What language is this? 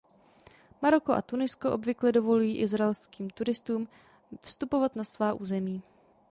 Czech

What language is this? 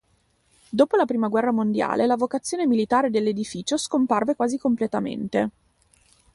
Italian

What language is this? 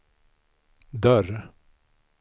Swedish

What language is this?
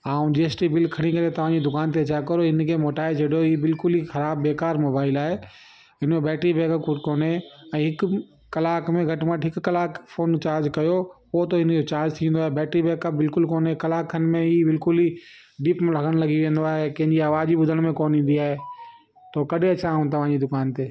Sindhi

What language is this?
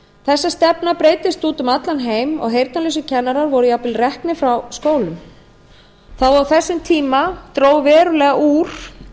Icelandic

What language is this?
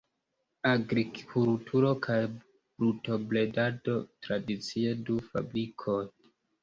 Esperanto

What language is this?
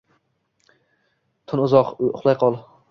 Uzbek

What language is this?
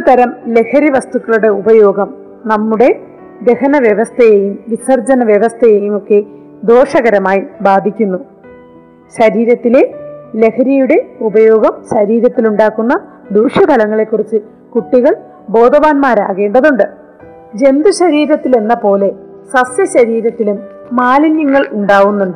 Malayalam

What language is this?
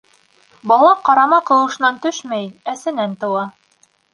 Bashkir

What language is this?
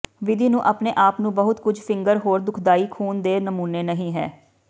Punjabi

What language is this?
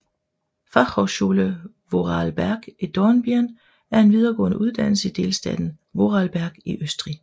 Danish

